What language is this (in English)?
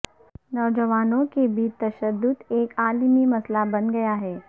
Urdu